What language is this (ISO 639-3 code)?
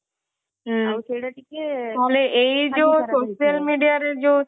ori